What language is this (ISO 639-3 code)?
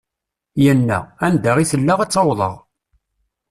kab